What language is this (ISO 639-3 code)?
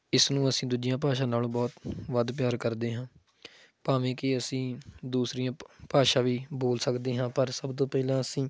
pan